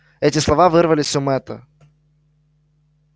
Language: Russian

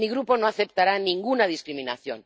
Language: Spanish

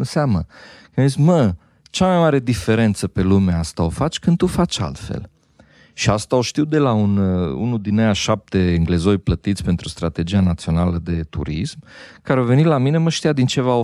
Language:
Romanian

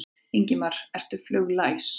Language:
Icelandic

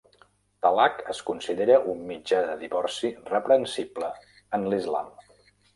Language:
Catalan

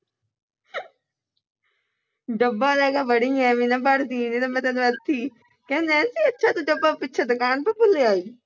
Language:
Punjabi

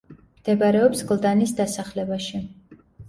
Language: Georgian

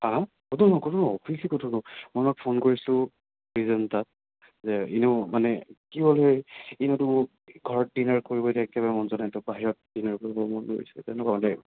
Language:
Assamese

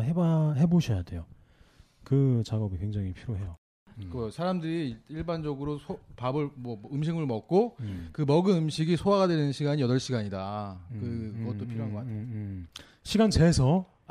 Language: Korean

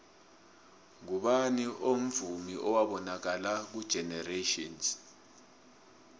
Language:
South Ndebele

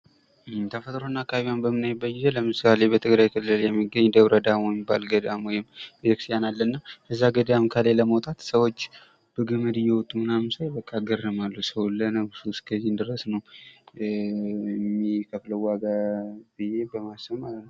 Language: Amharic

